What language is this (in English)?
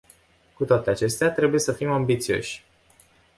Romanian